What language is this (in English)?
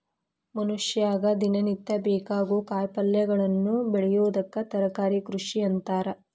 Kannada